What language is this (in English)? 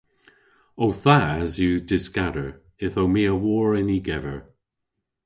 Cornish